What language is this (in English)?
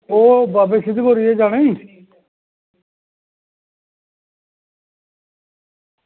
Dogri